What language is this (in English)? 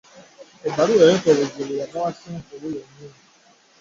Ganda